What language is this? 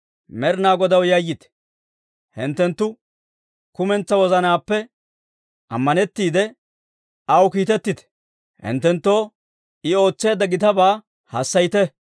Dawro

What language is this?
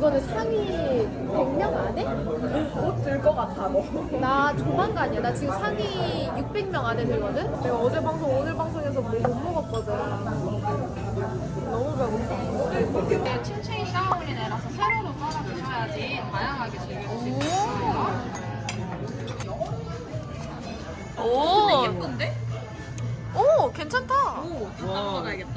Korean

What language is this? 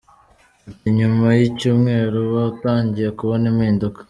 Kinyarwanda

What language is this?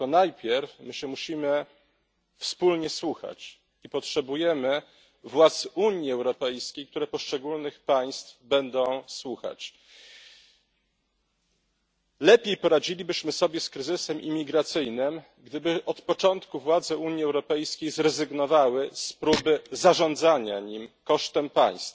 Polish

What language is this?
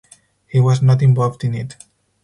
English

